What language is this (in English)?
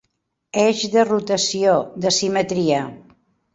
Catalan